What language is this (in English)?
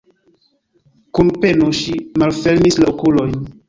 Esperanto